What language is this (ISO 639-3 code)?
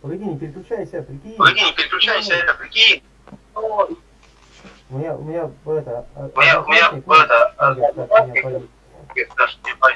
rus